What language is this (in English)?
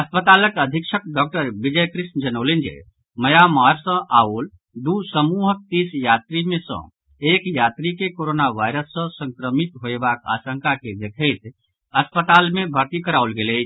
Maithili